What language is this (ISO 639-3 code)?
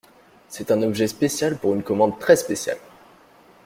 fra